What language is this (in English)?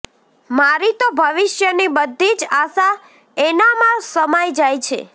Gujarati